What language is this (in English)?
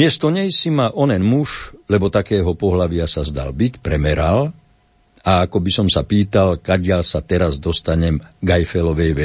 Slovak